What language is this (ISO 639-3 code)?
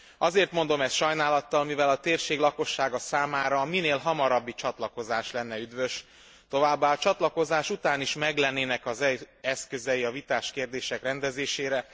hun